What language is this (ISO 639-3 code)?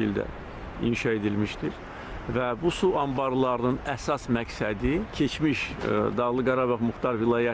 tur